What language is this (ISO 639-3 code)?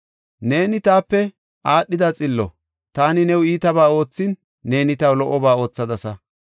gof